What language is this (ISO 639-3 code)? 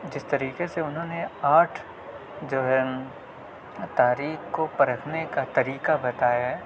urd